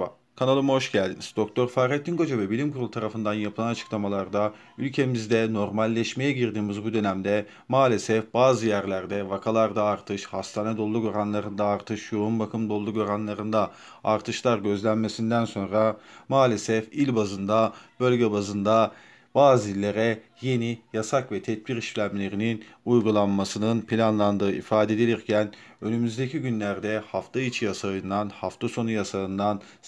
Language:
Turkish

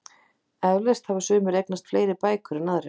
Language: Icelandic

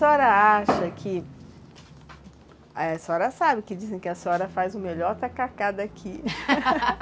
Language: Portuguese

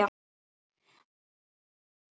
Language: Icelandic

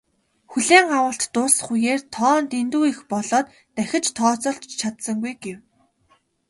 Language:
Mongolian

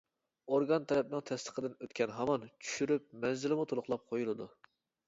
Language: Uyghur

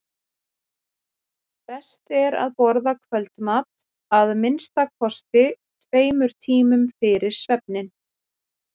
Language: Icelandic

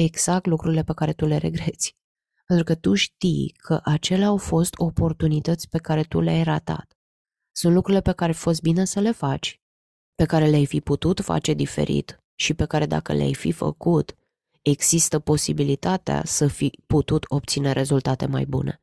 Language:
Romanian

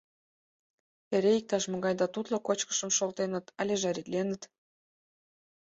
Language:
Mari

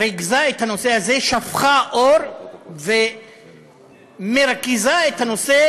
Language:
Hebrew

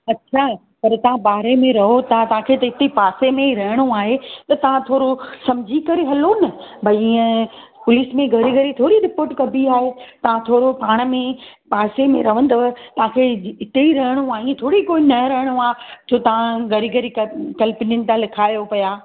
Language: Sindhi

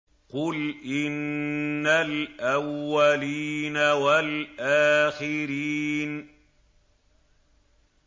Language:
Arabic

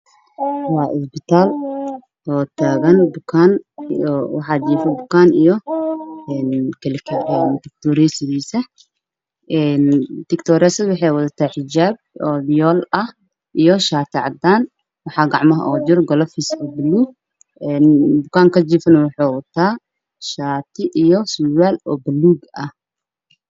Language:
Somali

